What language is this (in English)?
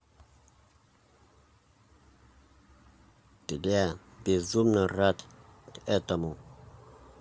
Russian